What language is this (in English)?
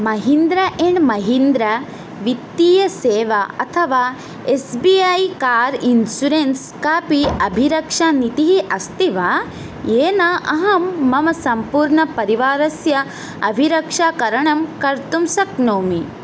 Sanskrit